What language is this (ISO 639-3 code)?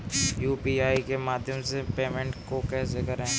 hin